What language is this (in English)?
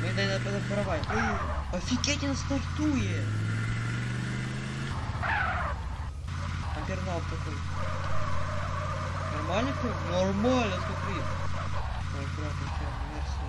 Russian